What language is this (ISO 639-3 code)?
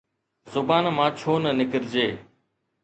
snd